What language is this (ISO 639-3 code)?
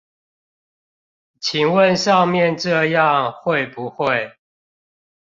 zho